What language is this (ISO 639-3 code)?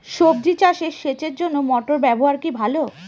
ben